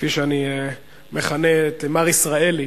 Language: Hebrew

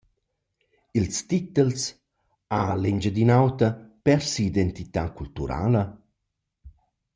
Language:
Romansh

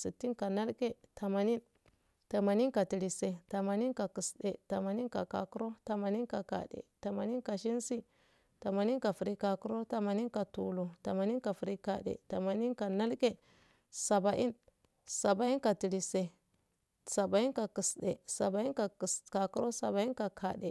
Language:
Afade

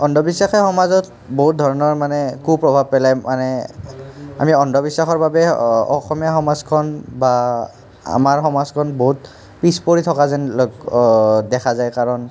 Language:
Assamese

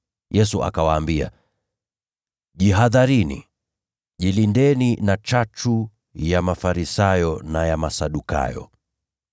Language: Swahili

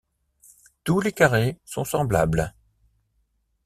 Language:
French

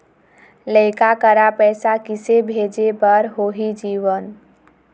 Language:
Chhattisgarhi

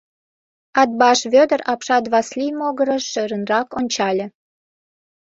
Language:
Mari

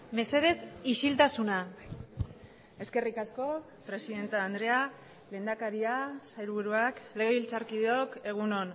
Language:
Basque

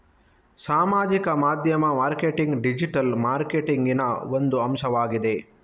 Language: Kannada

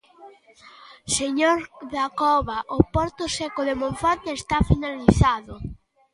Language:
Galician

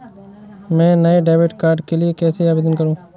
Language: Hindi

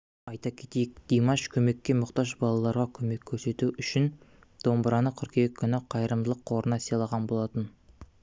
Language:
Kazakh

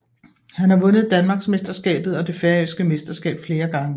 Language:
Danish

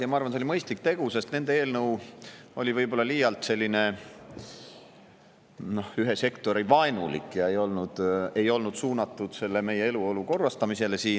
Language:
Estonian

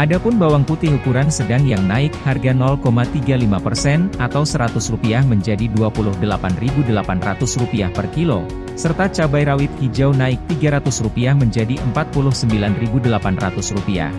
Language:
Indonesian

